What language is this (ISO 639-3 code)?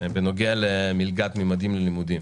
heb